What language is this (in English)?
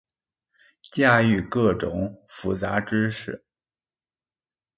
Chinese